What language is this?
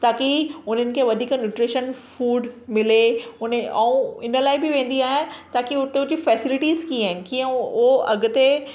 Sindhi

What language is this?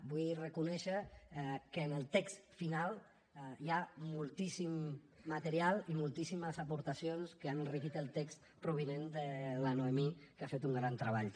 Catalan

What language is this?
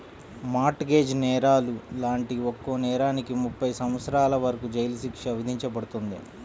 Telugu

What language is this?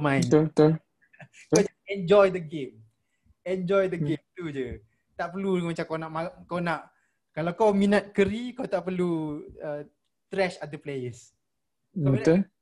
Malay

